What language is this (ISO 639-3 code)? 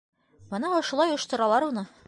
bak